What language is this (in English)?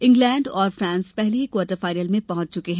Hindi